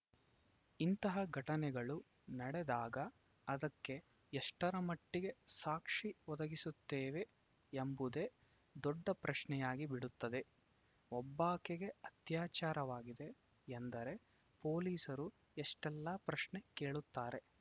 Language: Kannada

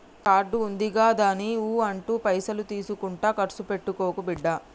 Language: Telugu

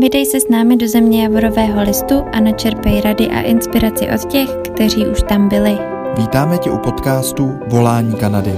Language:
Czech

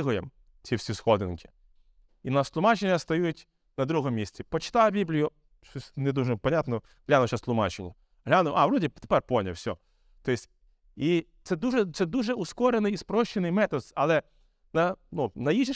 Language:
Ukrainian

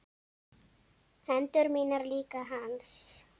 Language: Icelandic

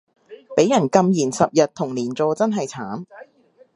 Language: Cantonese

